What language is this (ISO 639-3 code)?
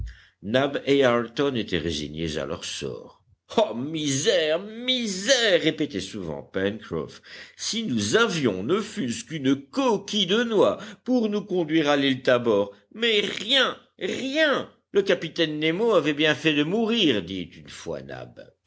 fra